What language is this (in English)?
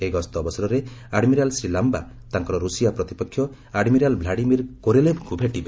Odia